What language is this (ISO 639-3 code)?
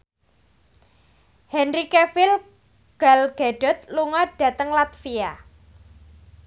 jav